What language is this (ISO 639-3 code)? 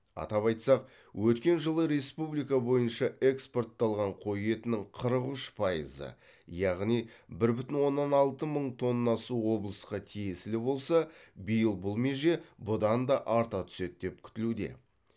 kaz